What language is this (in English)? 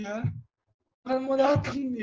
Indonesian